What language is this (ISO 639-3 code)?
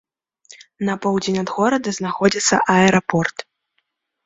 bel